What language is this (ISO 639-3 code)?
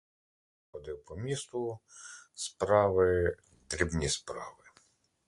ukr